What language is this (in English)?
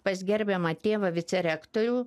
Lithuanian